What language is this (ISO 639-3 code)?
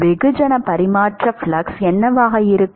tam